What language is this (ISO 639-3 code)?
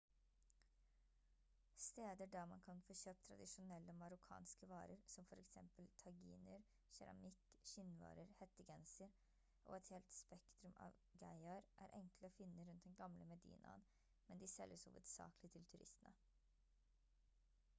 nob